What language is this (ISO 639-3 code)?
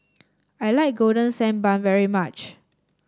eng